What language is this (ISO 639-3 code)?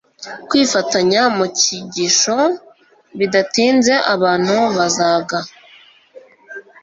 kin